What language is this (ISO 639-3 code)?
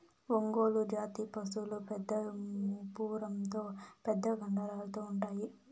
tel